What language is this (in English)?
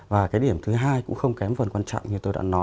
Vietnamese